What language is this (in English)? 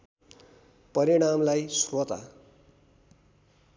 Nepali